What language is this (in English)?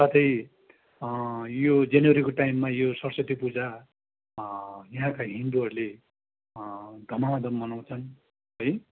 Nepali